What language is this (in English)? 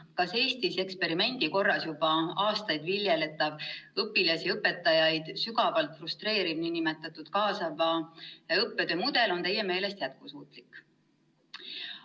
Estonian